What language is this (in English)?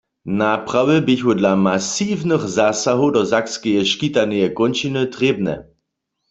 Upper Sorbian